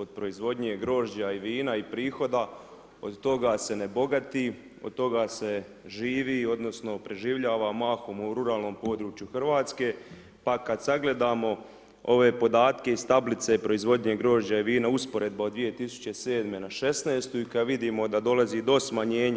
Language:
Croatian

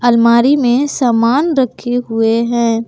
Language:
Hindi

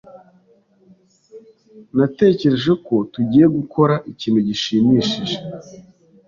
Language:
Kinyarwanda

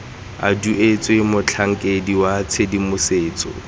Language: Tswana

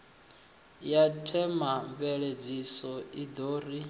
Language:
Venda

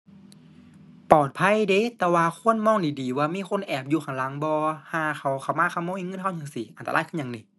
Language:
Thai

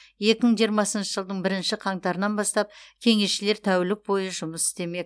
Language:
Kazakh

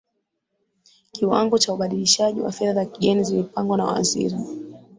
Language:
Swahili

